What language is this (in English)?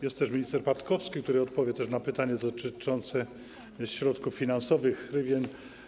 Polish